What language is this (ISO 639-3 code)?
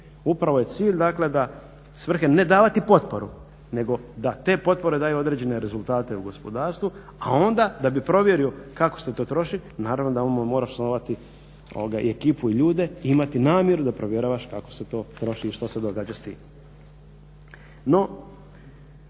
hrv